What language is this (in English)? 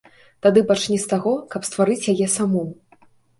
Belarusian